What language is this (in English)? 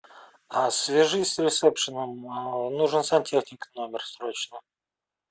Russian